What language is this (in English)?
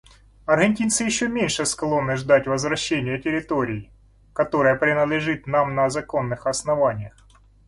Russian